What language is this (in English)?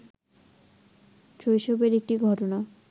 Bangla